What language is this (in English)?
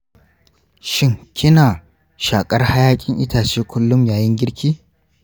Hausa